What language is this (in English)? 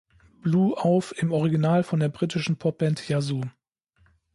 German